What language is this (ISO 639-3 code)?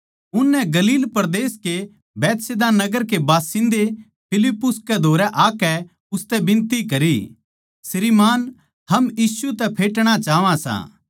bgc